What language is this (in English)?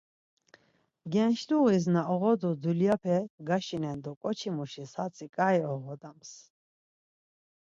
Laz